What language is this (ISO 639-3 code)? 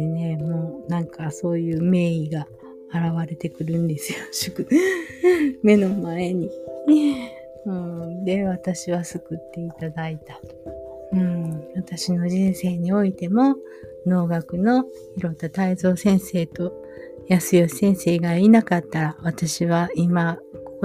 jpn